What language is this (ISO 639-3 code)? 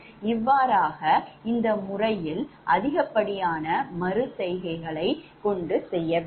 tam